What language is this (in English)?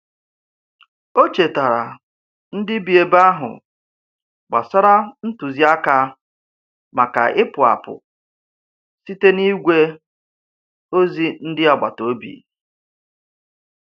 Igbo